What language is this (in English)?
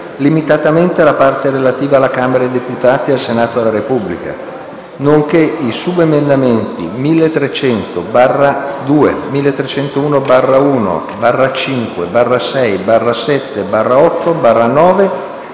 Italian